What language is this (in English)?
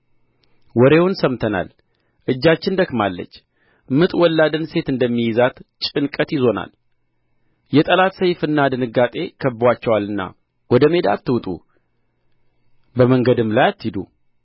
Amharic